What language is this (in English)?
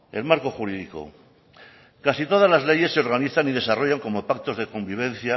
Spanish